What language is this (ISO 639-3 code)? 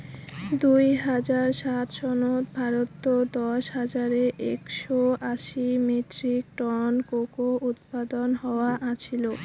ben